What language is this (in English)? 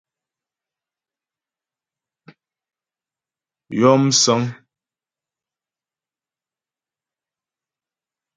Ghomala